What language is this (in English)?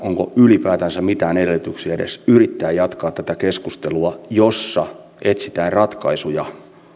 Finnish